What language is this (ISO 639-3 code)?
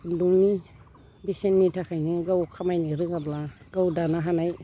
brx